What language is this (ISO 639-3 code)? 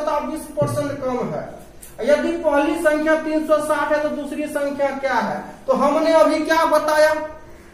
hin